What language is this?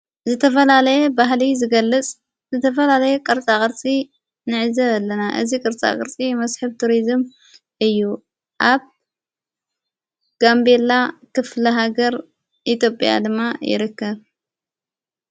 Tigrinya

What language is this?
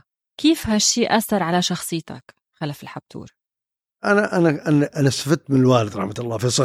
Arabic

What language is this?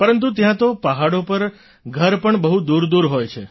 Gujarati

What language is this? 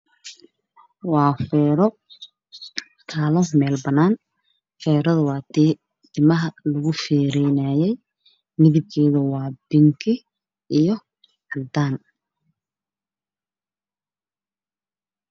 Somali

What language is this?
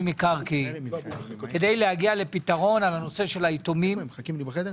Hebrew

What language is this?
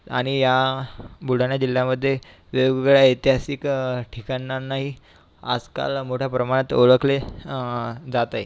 Marathi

